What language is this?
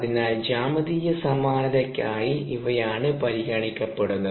Malayalam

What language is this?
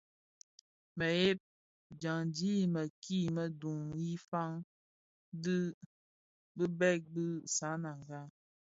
Bafia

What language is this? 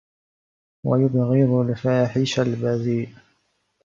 Arabic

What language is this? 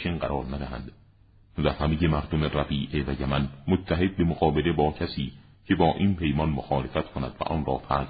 Persian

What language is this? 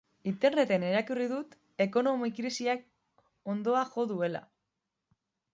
Basque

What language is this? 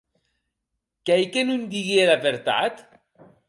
Occitan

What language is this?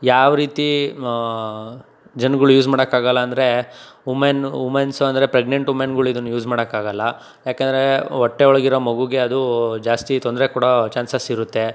Kannada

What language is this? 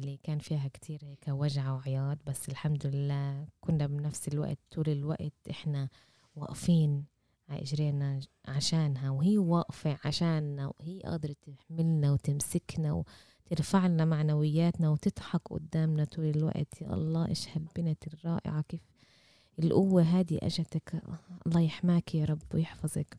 Arabic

